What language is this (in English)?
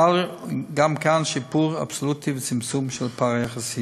Hebrew